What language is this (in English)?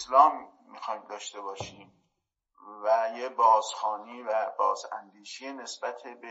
Persian